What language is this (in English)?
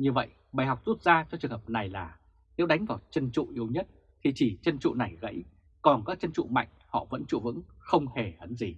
Vietnamese